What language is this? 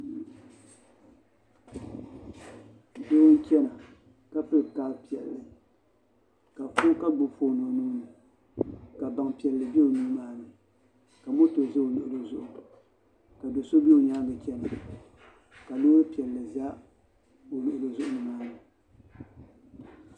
Dagbani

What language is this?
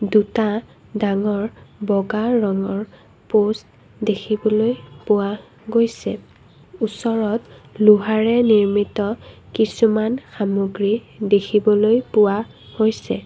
Assamese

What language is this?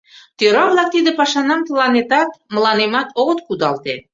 Mari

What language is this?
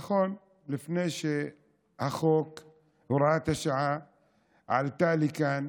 Hebrew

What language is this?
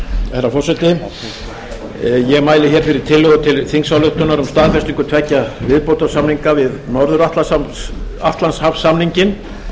Icelandic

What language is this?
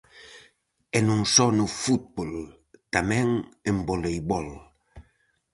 Galician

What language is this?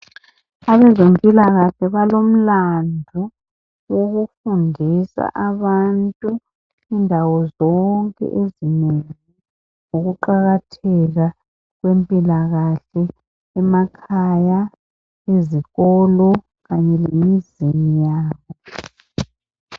North Ndebele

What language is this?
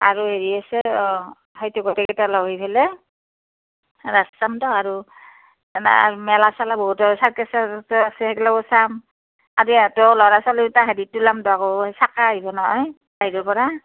Assamese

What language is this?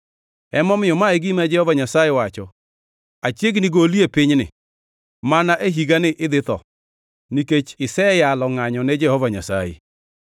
Luo (Kenya and Tanzania)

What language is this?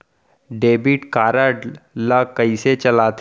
Chhattisgarhi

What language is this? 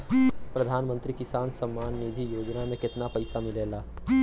Bhojpuri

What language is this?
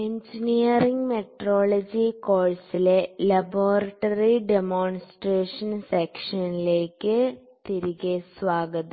Malayalam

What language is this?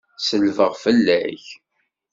Kabyle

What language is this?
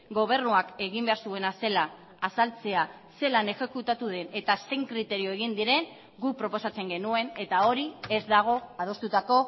Basque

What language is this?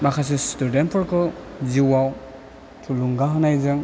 Bodo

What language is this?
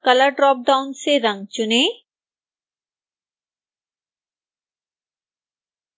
Hindi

